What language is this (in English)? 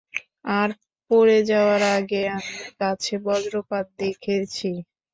Bangla